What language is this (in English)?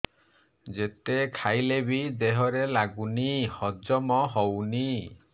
Odia